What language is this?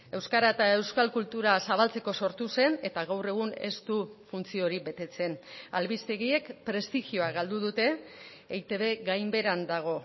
Basque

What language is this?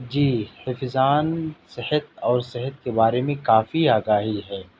Urdu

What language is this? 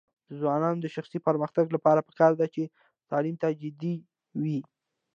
Pashto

